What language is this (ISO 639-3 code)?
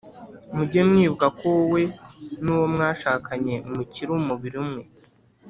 kin